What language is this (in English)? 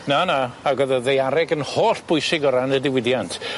Welsh